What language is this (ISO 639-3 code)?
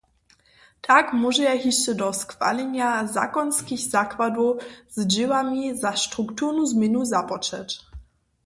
hsb